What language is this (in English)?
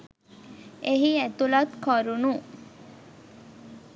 Sinhala